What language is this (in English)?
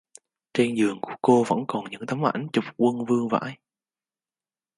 Vietnamese